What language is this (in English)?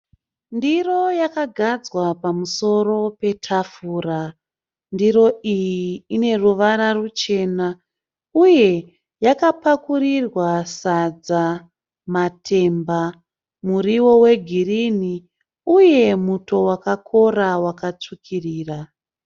Shona